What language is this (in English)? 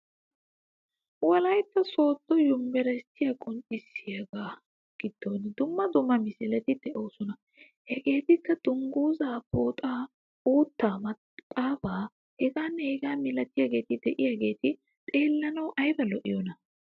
Wolaytta